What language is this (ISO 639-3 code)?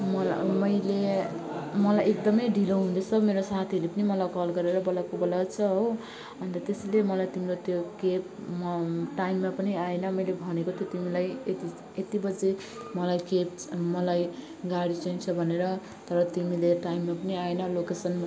nep